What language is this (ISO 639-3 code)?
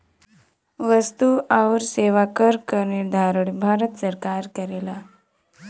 bho